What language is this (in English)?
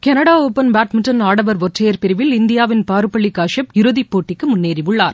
Tamil